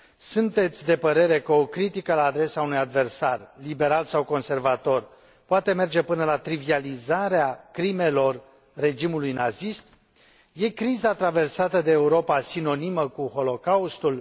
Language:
Romanian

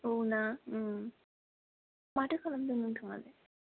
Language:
Bodo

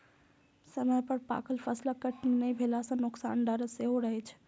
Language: Maithili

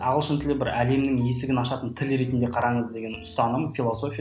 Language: Kazakh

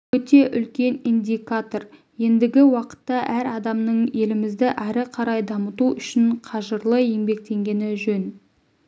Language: Kazakh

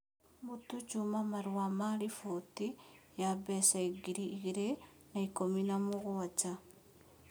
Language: Kikuyu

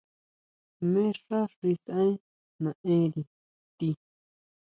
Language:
Huautla Mazatec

